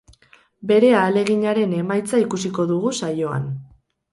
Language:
Basque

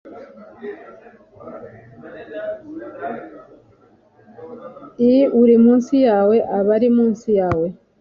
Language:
Kinyarwanda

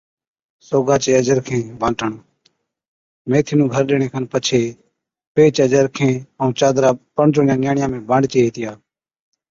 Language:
Od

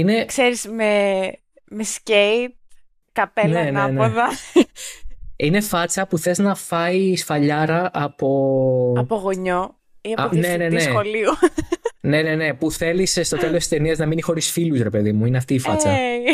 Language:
Greek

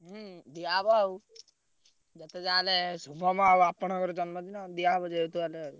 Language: Odia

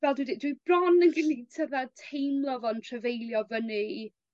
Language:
Welsh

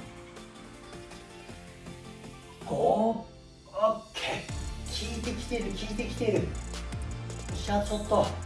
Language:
Japanese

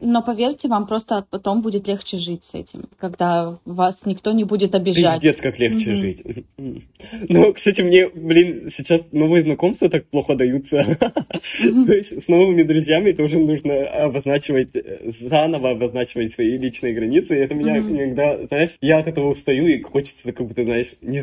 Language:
Russian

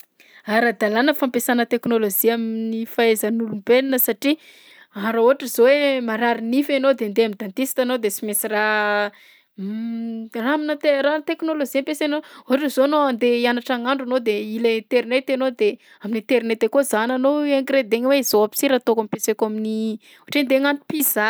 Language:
Southern Betsimisaraka Malagasy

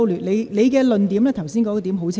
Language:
Cantonese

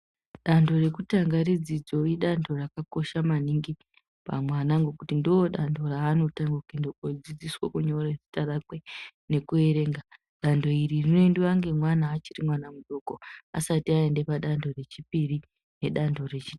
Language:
Ndau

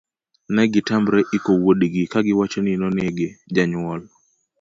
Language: Luo (Kenya and Tanzania)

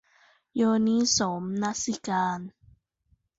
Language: Thai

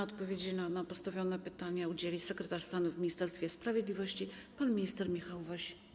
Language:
Polish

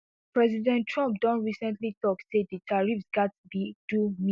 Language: Nigerian Pidgin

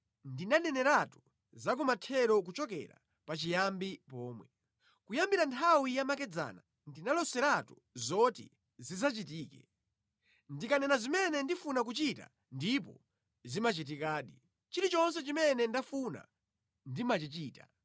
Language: Nyanja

